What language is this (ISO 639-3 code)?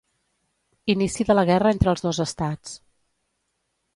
cat